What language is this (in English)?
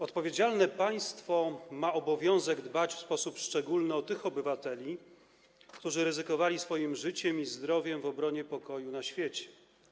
Polish